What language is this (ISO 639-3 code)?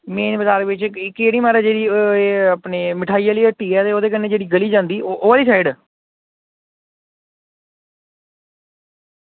doi